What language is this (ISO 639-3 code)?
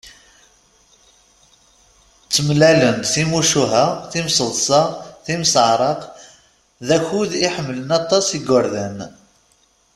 kab